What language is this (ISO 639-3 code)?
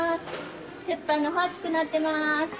jpn